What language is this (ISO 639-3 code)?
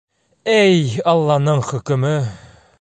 bak